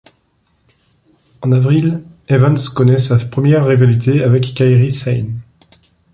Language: French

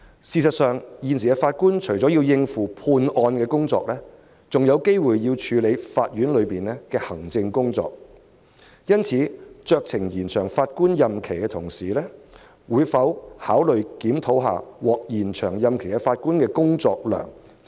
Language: Cantonese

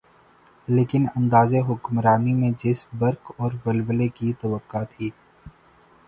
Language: Urdu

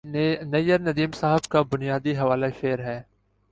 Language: Urdu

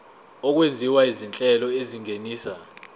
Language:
Zulu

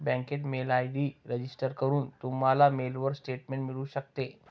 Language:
Marathi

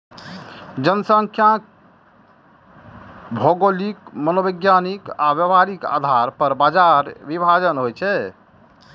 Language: Maithili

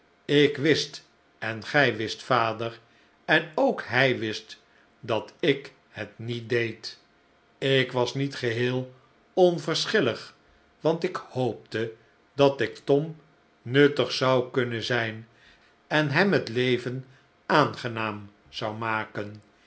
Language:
Dutch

